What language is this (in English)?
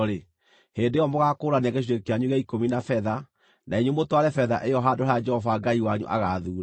Kikuyu